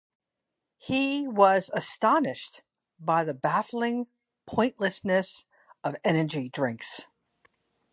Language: English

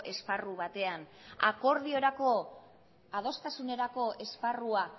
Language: Basque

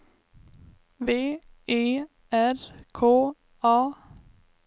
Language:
Swedish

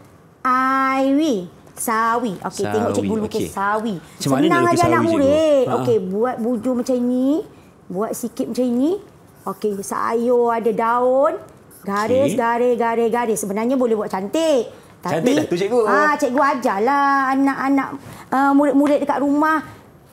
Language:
Malay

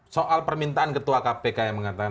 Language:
Indonesian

